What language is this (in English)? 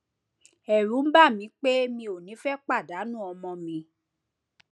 Yoruba